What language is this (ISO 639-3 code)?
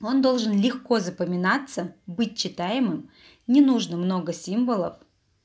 rus